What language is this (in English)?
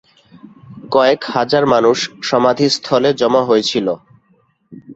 Bangla